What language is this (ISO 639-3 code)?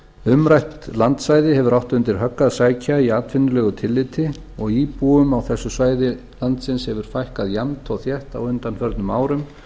isl